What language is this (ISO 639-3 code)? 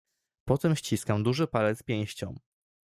pol